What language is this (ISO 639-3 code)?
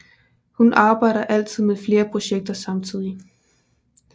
dan